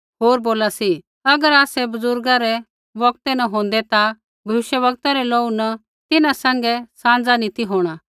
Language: Kullu Pahari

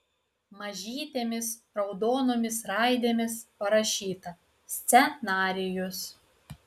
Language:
Lithuanian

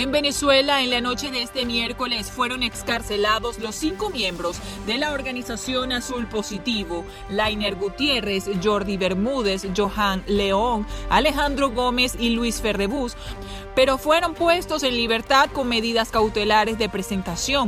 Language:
Spanish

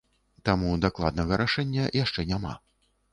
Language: Belarusian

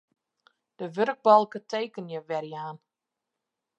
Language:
Western Frisian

